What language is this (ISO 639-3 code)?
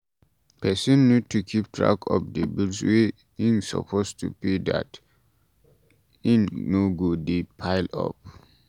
pcm